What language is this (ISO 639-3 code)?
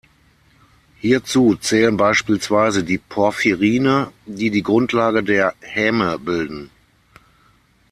deu